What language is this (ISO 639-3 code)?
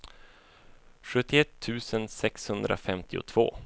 swe